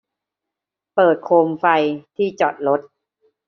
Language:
Thai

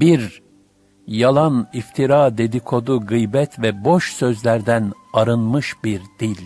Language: Turkish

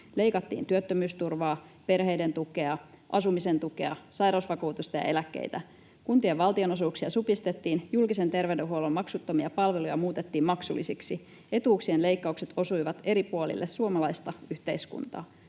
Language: Finnish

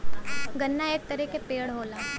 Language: Bhojpuri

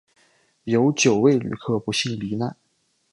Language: Chinese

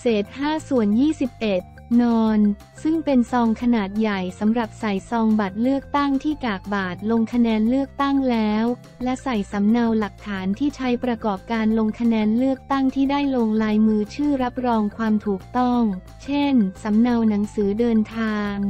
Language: Thai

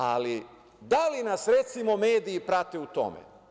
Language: Serbian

